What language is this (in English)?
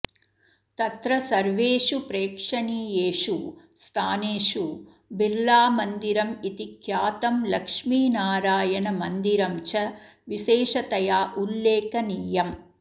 Sanskrit